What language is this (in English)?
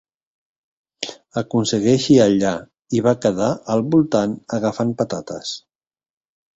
Catalan